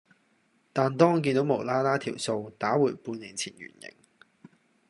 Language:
Cantonese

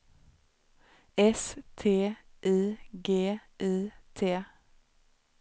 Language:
Swedish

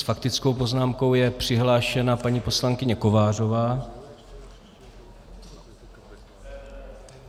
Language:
Czech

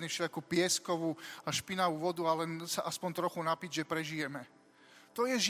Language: Slovak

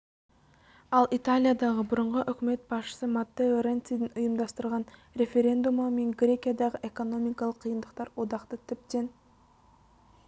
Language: Kazakh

